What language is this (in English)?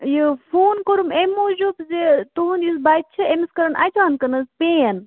Kashmiri